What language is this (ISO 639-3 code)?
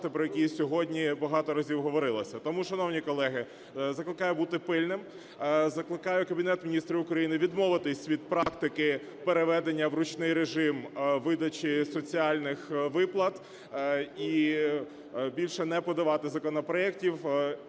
ukr